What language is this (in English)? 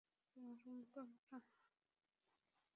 Bangla